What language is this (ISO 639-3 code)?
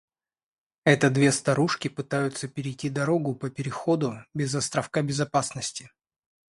rus